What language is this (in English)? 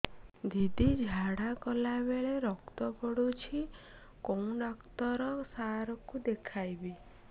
Odia